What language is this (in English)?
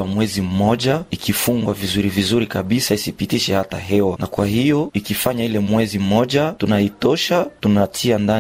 Swahili